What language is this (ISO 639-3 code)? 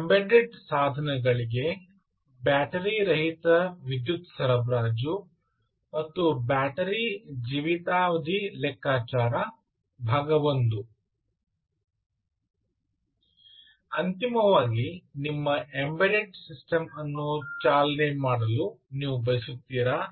kan